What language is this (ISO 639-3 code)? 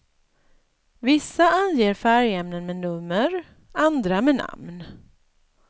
swe